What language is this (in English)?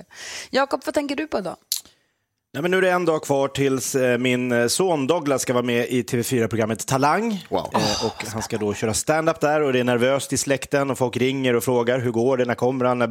Swedish